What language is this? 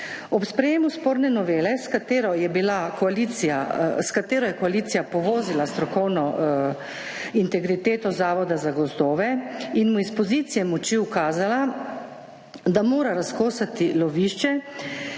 Slovenian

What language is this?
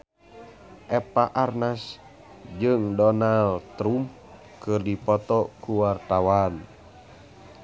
Sundanese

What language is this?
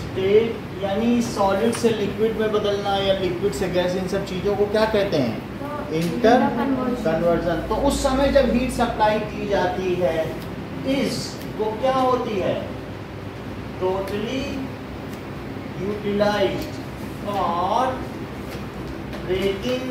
Hindi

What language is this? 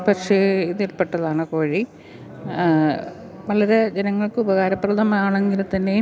Malayalam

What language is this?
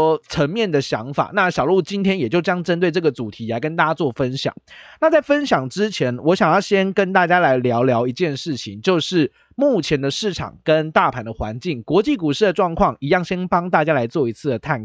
Chinese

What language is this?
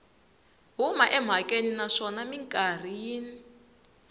Tsonga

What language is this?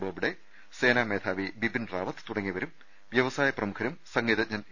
Malayalam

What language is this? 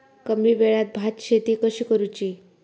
Marathi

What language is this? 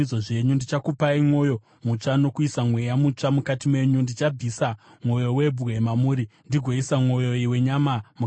Shona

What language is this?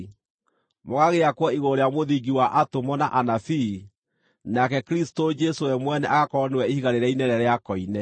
Kikuyu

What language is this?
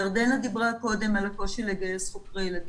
Hebrew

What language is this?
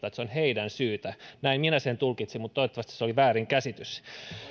Finnish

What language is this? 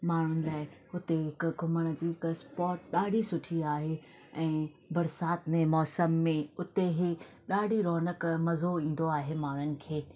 Sindhi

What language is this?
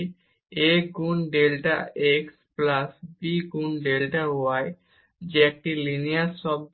Bangla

